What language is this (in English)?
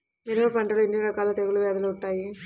Telugu